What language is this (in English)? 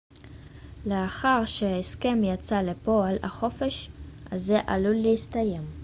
Hebrew